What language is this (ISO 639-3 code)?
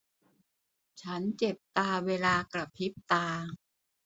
tha